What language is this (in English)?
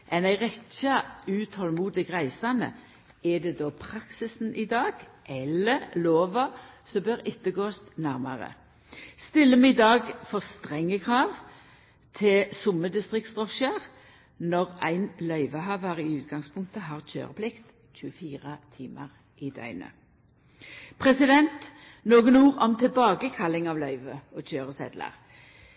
Norwegian Nynorsk